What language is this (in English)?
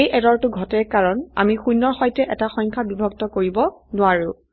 Assamese